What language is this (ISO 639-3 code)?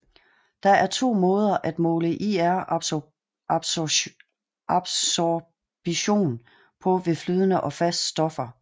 dan